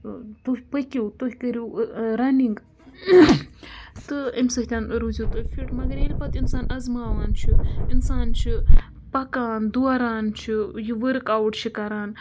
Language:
Kashmiri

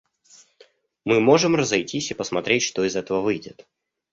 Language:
Russian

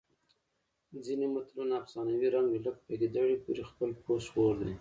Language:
Pashto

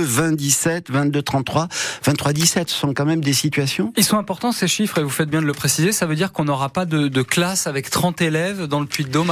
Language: French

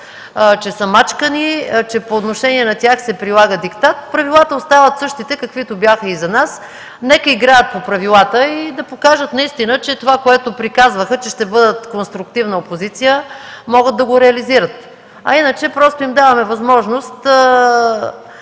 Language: Bulgarian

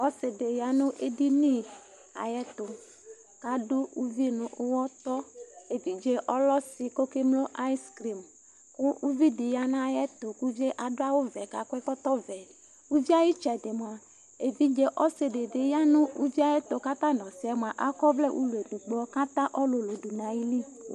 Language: Ikposo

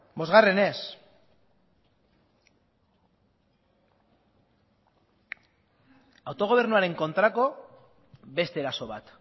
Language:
Basque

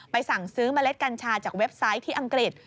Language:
Thai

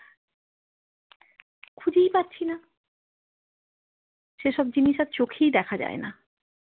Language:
Bangla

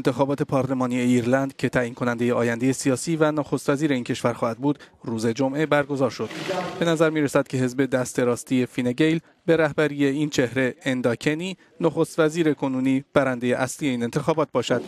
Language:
Persian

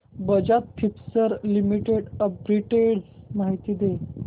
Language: Marathi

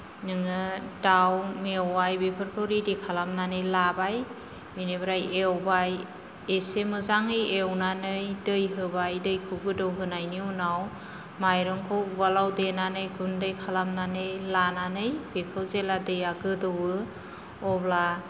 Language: Bodo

